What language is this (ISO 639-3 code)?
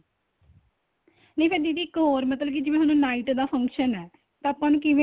pan